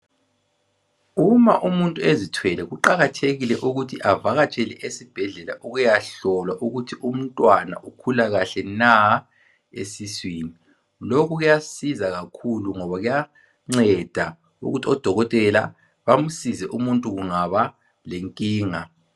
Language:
North Ndebele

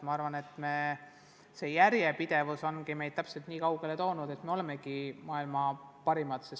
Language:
Estonian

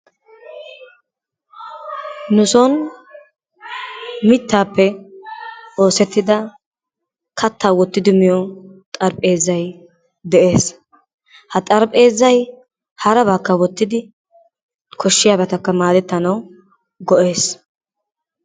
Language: Wolaytta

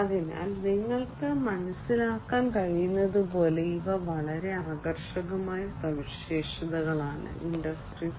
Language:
Malayalam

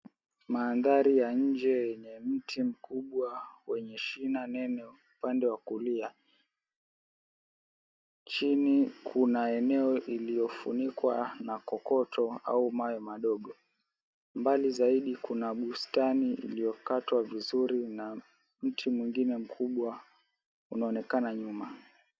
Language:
Swahili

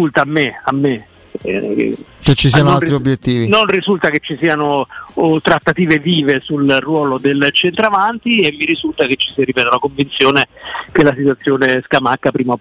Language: Italian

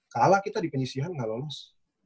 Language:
Indonesian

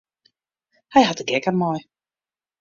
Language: Western Frisian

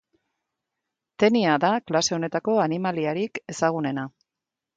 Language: Basque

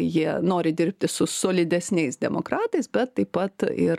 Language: Lithuanian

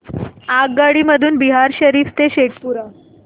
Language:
Marathi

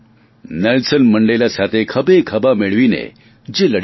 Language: Gujarati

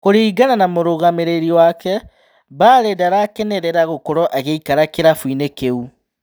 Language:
Kikuyu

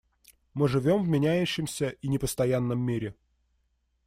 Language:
Russian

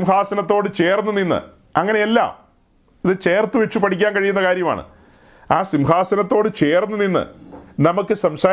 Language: Malayalam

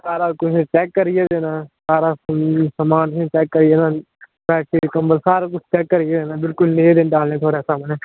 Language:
Dogri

